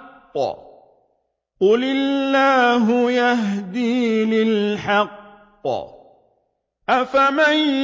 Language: Arabic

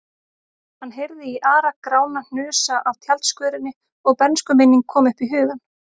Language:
Icelandic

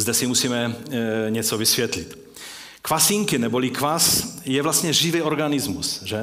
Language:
Czech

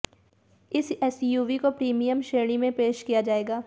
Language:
Hindi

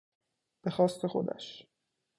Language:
Persian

